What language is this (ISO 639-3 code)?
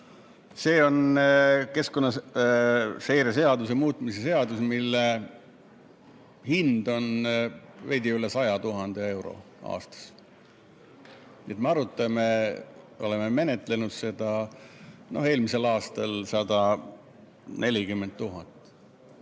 est